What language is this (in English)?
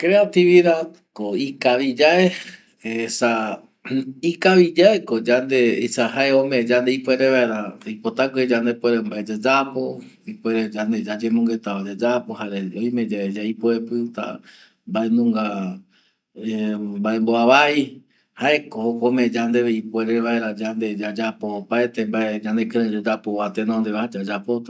Eastern Bolivian Guaraní